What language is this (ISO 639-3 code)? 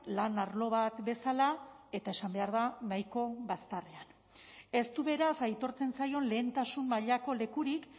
eus